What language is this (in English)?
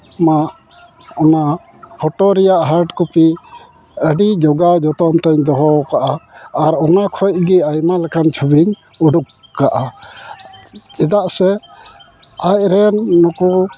Santali